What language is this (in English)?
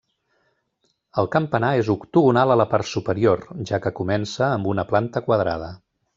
Catalan